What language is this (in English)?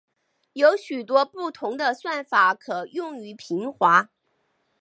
Chinese